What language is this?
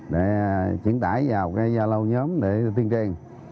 Vietnamese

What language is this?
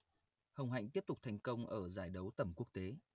Vietnamese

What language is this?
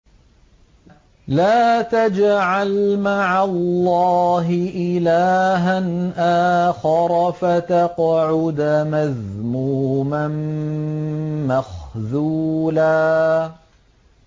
Arabic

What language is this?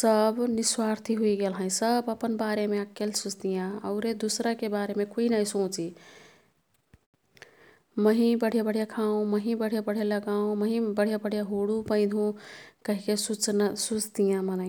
Kathoriya Tharu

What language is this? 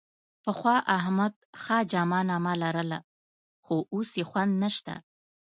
Pashto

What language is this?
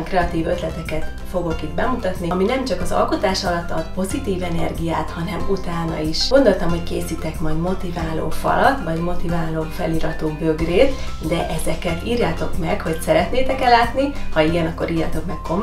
Hungarian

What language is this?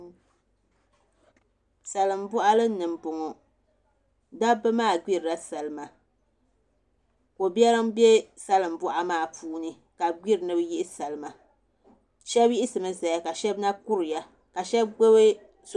Dagbani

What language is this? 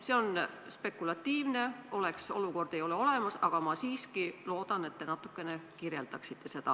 Estonian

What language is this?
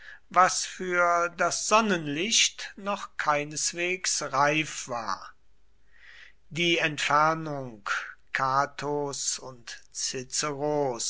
German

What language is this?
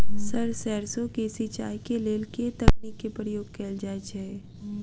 Maithili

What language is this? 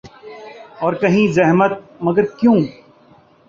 Urdu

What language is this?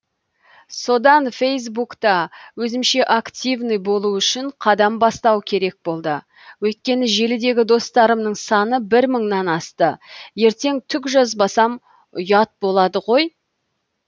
Kazakh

